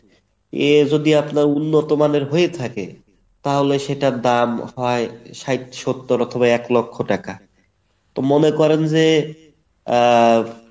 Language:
Bangla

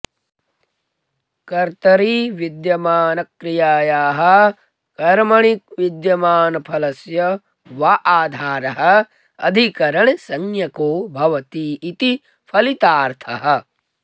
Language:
Sanskrit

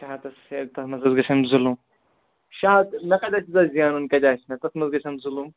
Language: Kashmiri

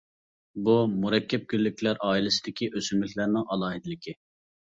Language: Uyghur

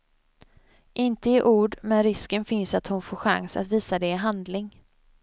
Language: Swedish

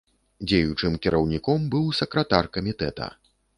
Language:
Belarusian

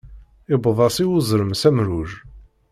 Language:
Kabyle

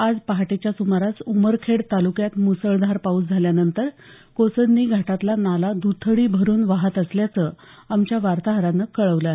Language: Marathi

